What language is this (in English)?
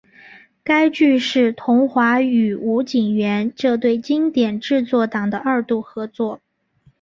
Chinese